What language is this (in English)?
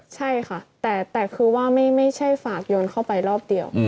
Thai